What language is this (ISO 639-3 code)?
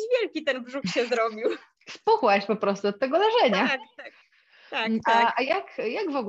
pol